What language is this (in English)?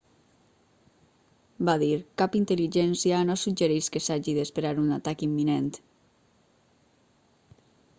Catalan